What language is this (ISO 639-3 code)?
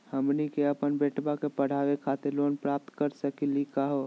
mag